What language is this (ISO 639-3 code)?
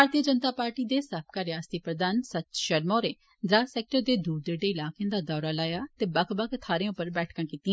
doi